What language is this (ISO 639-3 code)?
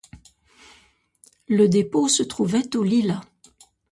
fra